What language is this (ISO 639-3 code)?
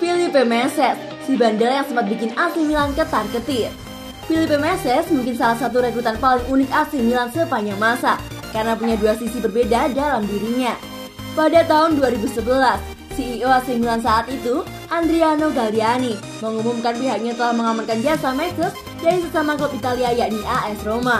ind